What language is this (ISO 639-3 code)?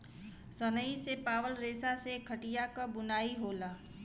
bho